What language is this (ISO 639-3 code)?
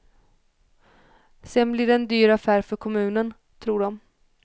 swe